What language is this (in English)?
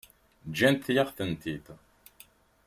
Kabyle